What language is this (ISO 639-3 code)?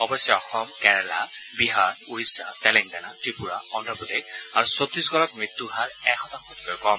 asm